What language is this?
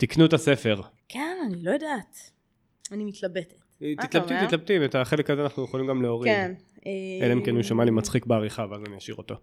Hebrew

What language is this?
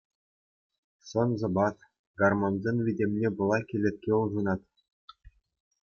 Chuvash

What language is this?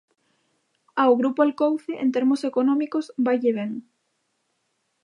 Galician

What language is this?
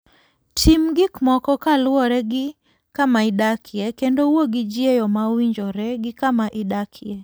Luo (Kenya and Tanzania)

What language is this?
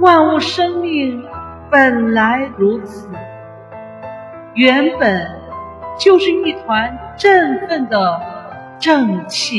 Chinese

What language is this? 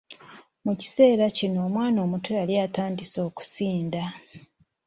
Ganda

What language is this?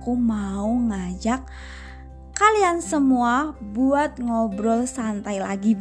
Indonesian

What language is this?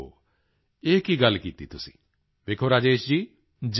Punjabi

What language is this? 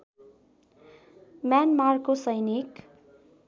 Nepali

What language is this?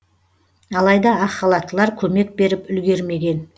Kazakh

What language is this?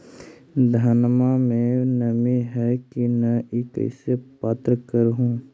Magahi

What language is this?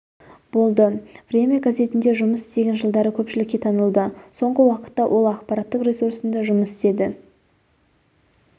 Kazakh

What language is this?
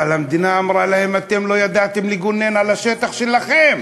Hebrew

